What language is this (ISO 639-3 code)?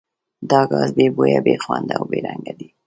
pus